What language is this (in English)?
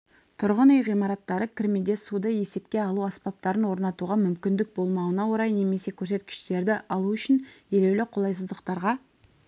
Kazakh